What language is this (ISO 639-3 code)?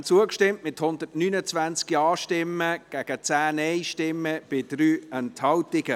gsw